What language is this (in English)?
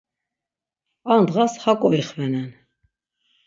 Laz